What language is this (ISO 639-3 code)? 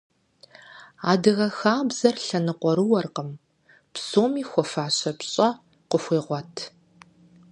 kbd